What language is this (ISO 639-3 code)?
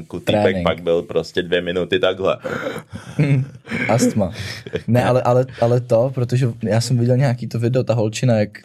ces